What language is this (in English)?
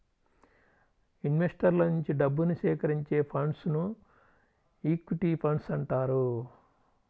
Telugu